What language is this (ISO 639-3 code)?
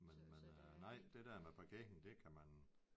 dan